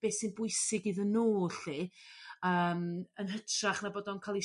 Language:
Welsh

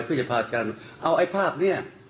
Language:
Thai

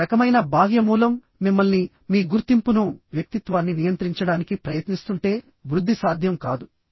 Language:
Telugu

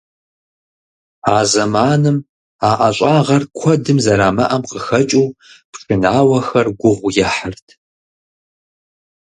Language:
Kabardian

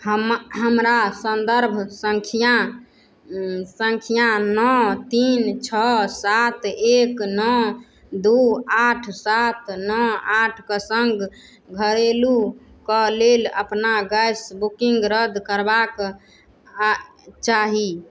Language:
Maithili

